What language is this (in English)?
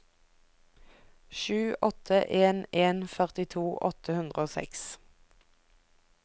Norwegian